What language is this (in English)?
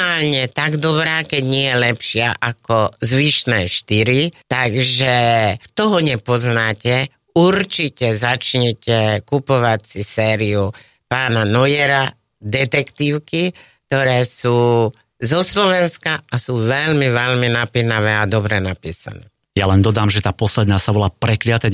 Slovak